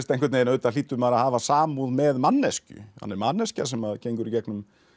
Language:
Icelandic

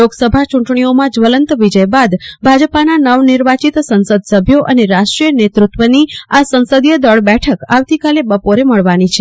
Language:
Gujarati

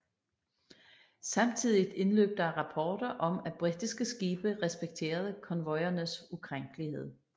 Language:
Danish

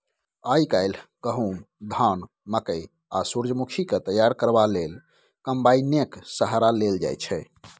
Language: Maithili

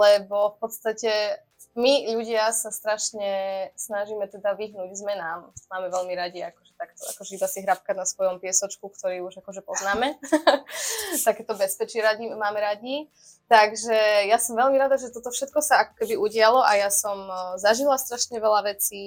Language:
Slovak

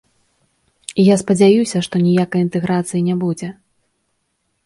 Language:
Belarusian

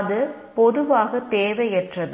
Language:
Tamil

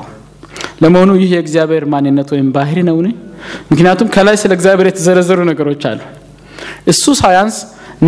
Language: Amharic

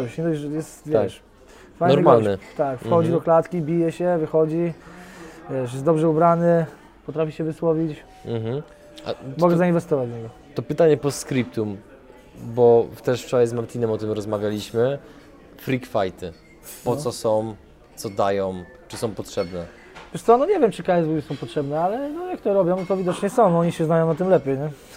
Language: Polish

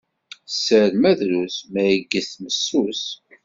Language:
Kabyle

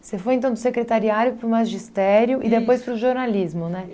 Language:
Portuguese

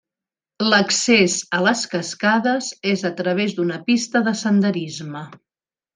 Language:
Catalan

